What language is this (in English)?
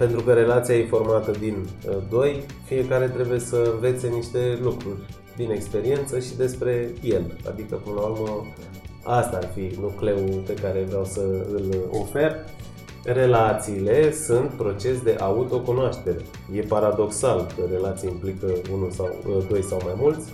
Romanian